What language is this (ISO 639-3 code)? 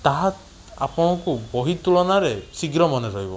ori